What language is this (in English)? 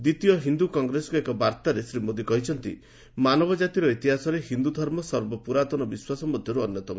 Odia